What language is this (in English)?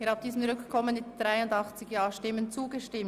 Swiss German